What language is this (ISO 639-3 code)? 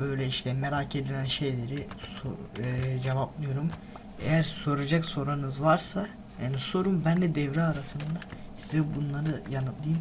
tur